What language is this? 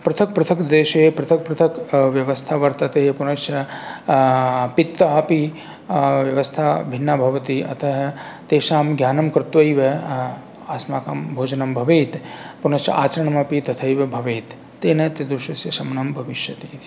Sanskrit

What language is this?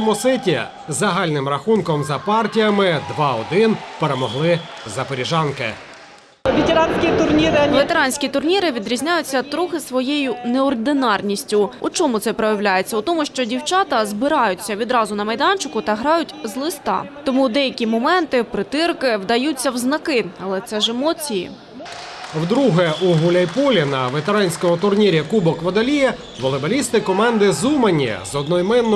Ukrainian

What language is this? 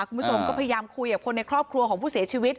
Thai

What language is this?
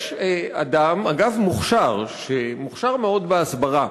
Hebrew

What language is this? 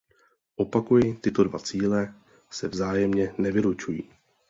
Czech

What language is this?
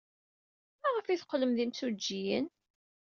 Kabyle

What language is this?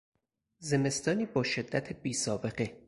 Persian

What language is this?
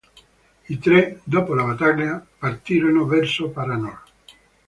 Italian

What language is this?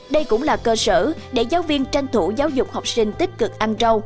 Vietnamese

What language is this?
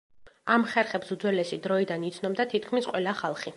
Georgian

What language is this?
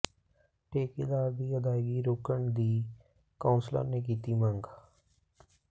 Punjabi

